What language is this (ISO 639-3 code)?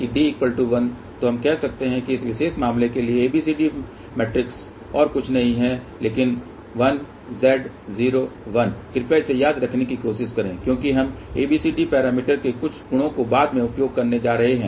hin